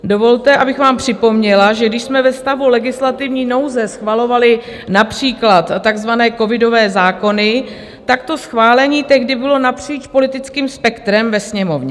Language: Czech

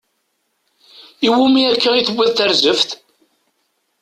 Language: Kabyle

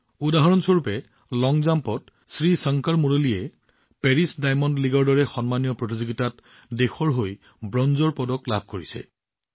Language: Assamese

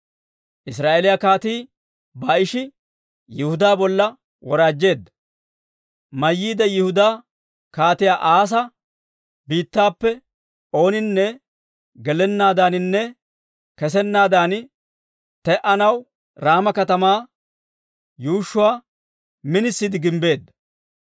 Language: Dawro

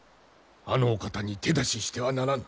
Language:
Japanese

